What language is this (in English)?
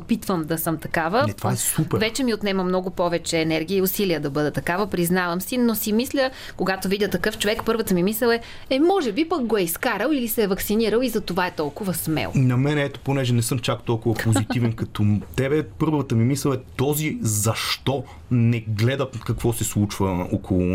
Bulgarian